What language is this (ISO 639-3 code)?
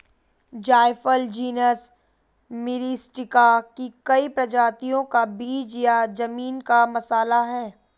hin